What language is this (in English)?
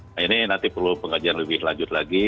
Indonesian